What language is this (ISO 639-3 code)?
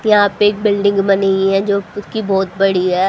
hin